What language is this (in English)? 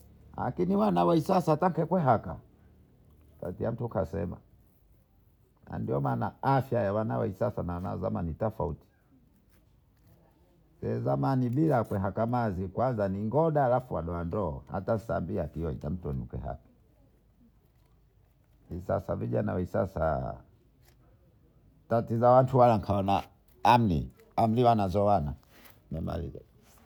Bondei